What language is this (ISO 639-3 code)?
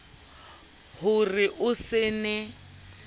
sot